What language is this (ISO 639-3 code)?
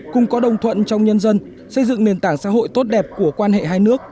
vie